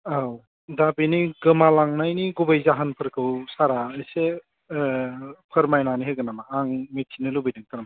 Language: Bodo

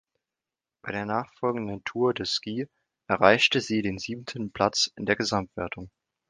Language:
German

